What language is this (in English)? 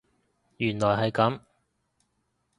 Cantonese